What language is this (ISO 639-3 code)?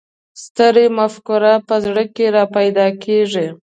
pus